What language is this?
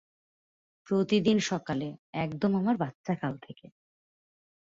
Bangla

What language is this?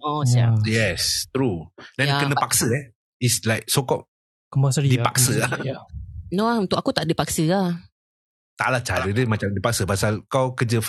Malay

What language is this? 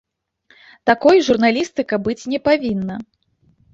Belarusian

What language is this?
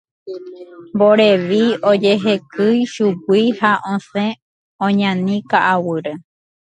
Guarani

